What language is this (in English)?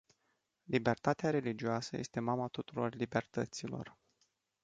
Romanian